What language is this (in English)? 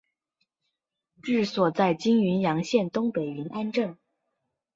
Chinese